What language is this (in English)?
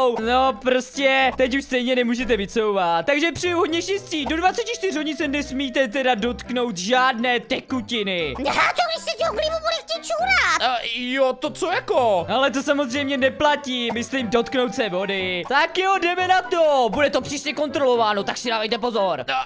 Czech